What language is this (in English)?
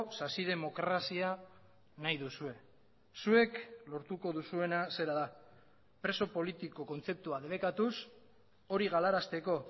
Basque